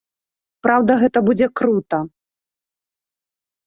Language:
Belarusian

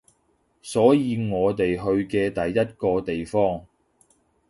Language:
Cantonese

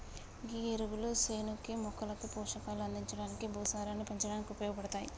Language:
Telugu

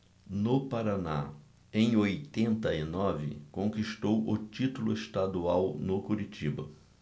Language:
Portuguese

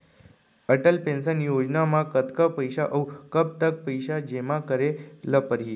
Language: Chhattisgarhi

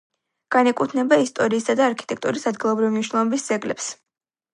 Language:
Georgian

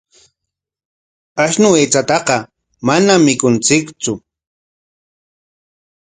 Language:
Corongo Ancash Quechua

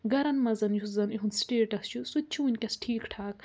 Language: Kashmiri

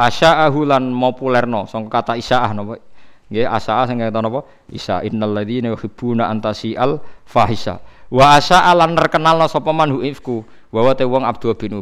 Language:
Indonesian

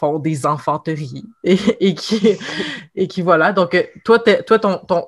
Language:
French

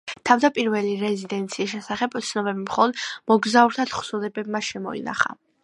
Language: Georgian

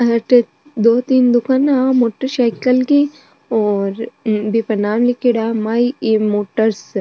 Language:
Marwari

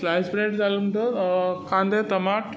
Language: Konkani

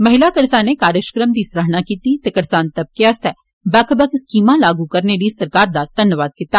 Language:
Dogri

